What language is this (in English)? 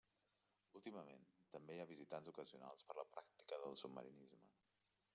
Catalan